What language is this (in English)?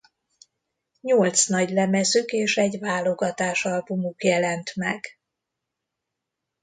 Hungarian